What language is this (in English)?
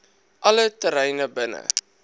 Afrikaans